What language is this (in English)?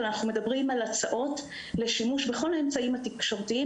Hebrew